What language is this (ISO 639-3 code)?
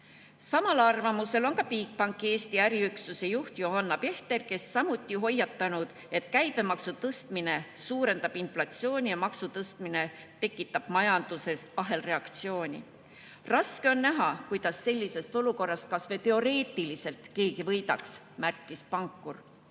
est